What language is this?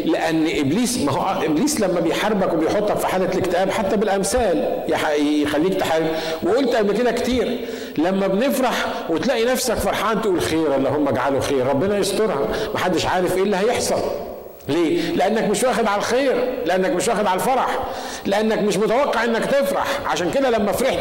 Arabic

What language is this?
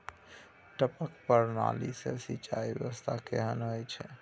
Maithili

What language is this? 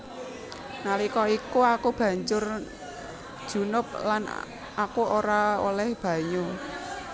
Javanese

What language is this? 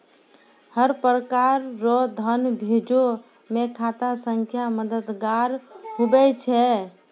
Maithili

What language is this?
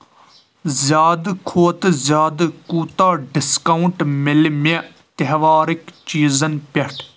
Kashmiri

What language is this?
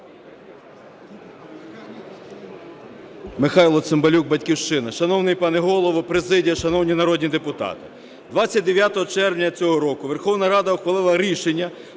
Ukrainian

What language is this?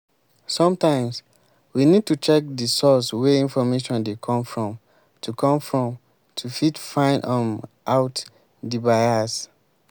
Nigerian Pidgin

